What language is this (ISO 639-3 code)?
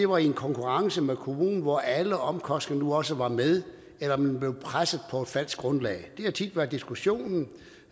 dan